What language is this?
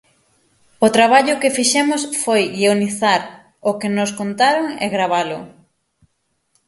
Galician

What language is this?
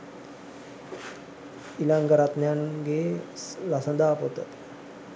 Sinhala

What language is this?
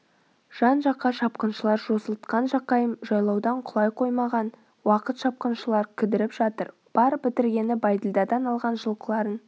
Kazakh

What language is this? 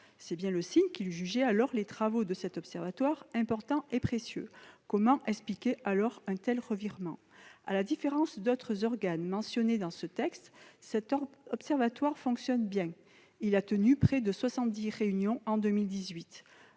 French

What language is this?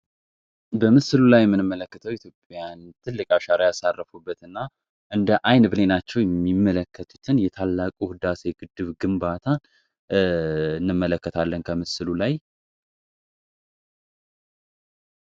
Amharic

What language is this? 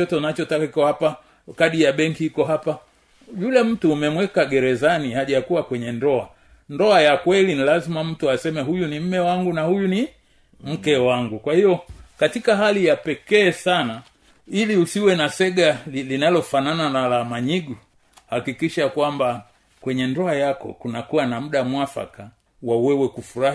Swahili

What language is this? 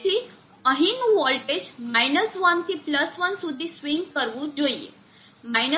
Gujarati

